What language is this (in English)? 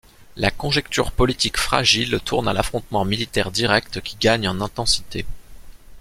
French